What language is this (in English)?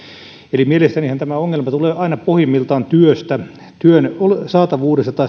Finnish